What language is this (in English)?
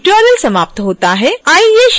Hindi